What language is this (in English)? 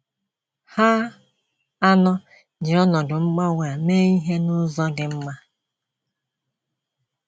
Igbo